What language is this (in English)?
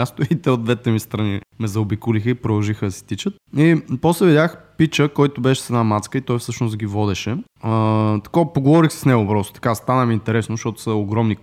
Bulgarian